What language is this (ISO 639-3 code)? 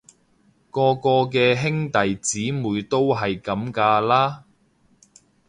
yue